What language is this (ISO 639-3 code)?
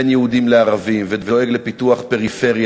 heb